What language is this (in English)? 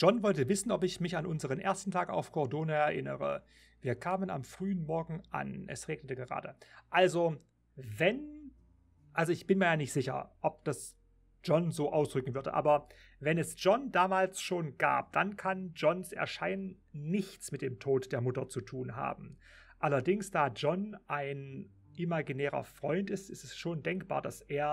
German